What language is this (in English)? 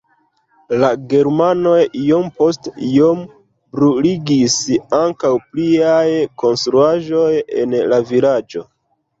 Esperanto